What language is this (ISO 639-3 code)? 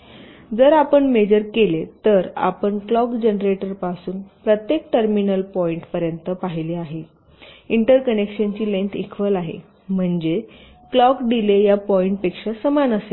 mar